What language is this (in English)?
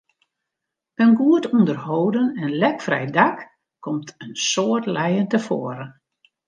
Western Frisian